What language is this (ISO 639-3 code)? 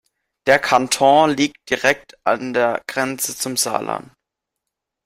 deu